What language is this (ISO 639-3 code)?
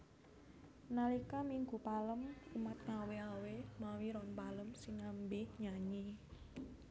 jav